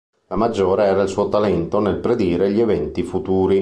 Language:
Italian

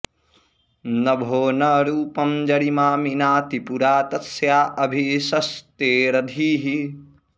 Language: Sanskrit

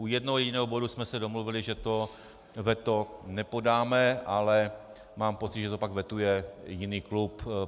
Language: Czech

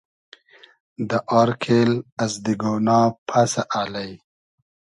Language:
Hazaragi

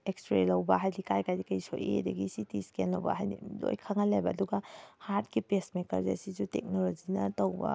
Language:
Manipuri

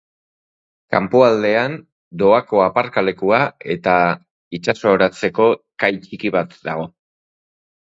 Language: Basque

